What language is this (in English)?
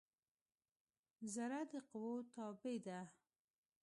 Pashto